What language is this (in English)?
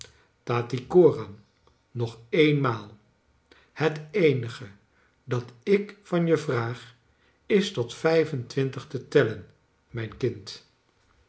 Dutch